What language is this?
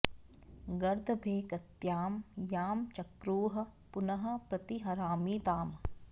Sanskrit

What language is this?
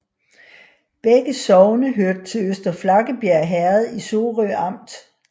Danish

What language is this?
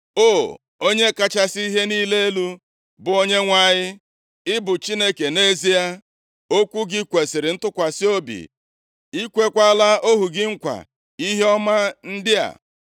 Igbo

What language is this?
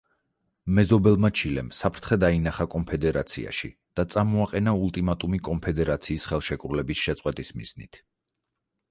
Georgian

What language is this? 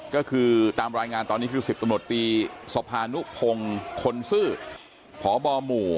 Thai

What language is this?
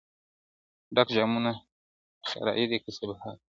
Pashto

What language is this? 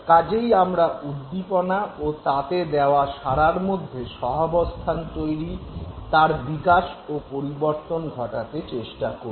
Bangla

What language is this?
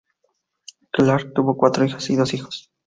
Spanish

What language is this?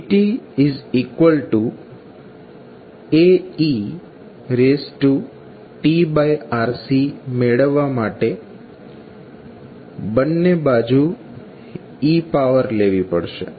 Gujarati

